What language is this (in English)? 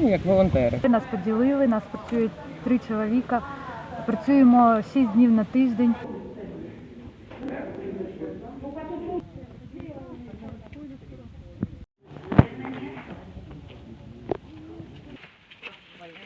Ukrainian